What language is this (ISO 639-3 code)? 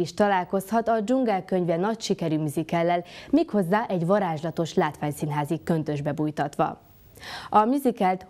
hun